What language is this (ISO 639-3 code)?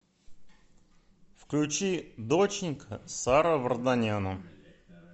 rus